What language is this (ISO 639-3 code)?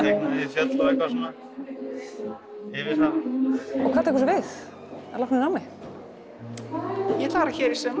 isl